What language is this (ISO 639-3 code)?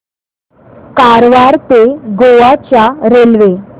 mar